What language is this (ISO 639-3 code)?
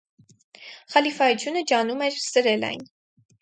hye